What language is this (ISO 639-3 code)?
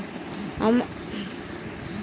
ben